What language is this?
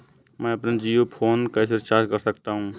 Hindi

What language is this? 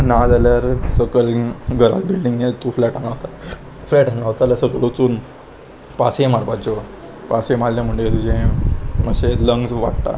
Konkani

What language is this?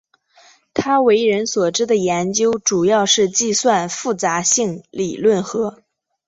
Chinese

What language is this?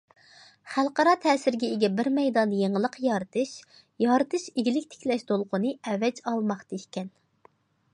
Uyghur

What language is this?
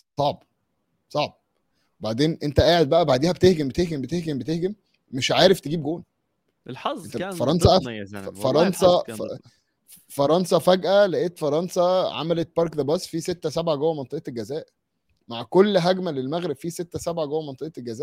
Arabic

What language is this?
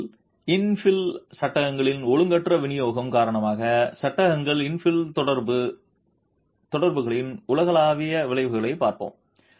Tamil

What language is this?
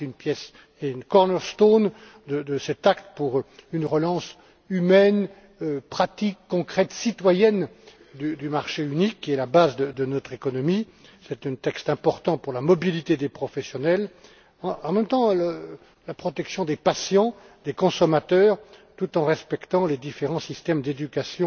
French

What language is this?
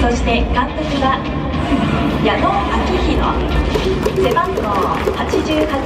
Japanese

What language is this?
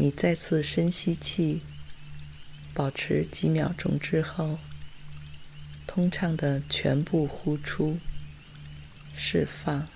Chinese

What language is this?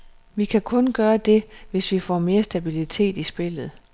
Danish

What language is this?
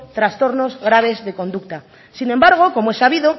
Spanish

